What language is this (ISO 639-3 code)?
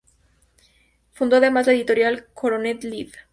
spa